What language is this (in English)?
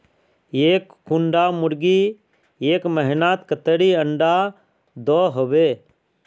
Magahi